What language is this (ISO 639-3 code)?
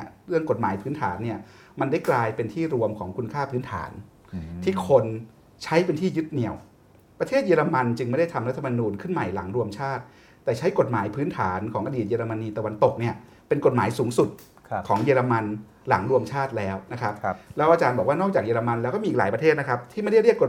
tha